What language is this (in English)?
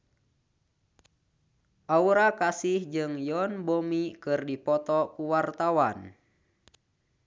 Sundanese